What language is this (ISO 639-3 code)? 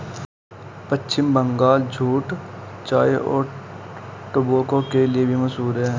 hin